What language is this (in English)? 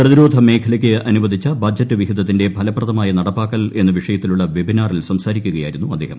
Malayalam